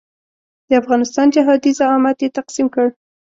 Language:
Pashto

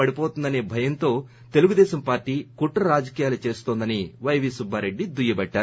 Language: Telugu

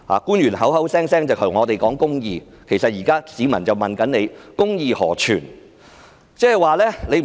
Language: Cantonese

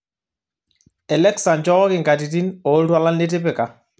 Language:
Masai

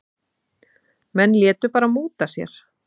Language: Icelandic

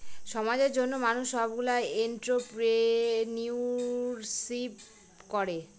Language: Bangla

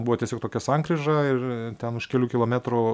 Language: Lithuanian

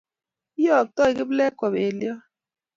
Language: Kalenjin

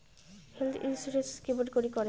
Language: Bangla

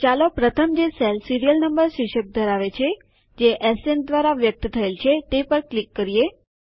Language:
Gujarati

